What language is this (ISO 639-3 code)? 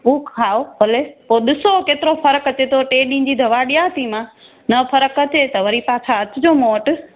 snd